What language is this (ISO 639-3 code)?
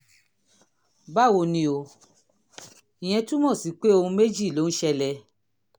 yor